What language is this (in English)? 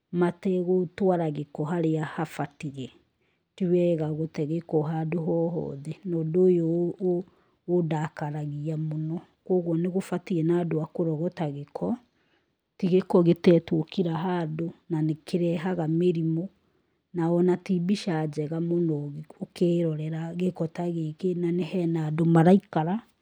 Kikuyu